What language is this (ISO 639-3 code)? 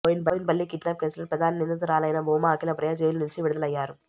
tel